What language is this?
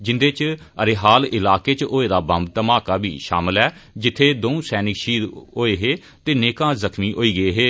Dogri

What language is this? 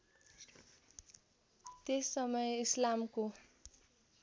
Nepali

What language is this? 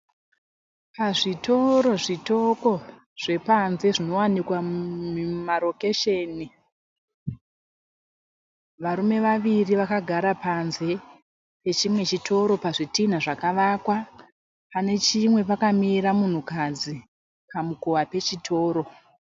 Shona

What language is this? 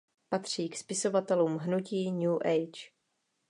Czech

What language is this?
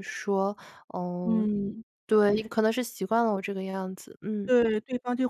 Chinese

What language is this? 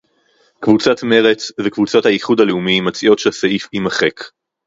Hebrew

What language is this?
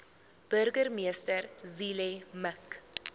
Afrikaans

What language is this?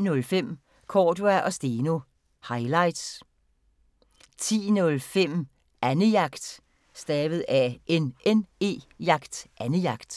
Danish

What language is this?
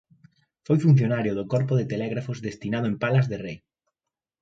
Galician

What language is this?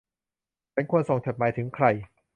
Thai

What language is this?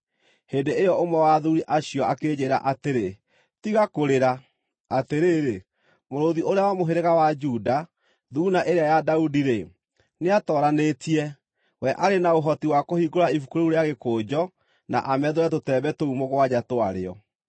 Kikuyu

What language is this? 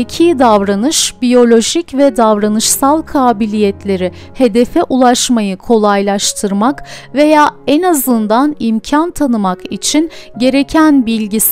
Turkish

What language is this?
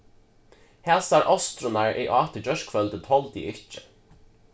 Faroese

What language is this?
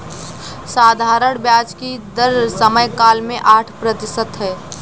Hindi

